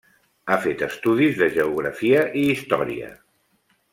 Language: Catalan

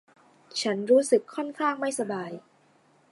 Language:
Thai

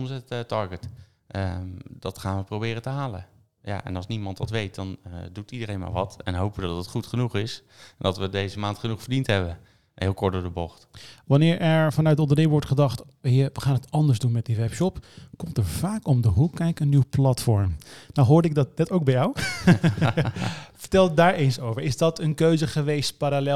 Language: Dutch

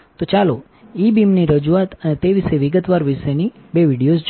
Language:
Gujarati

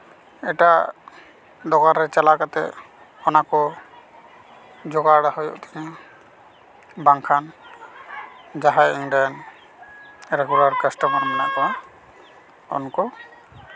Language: Santali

